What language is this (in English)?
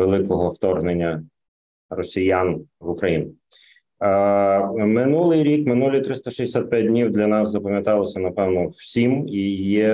Ukrainian